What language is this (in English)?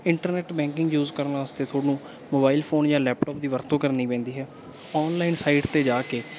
Punjabi